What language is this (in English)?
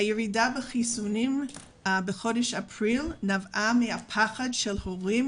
Hebrew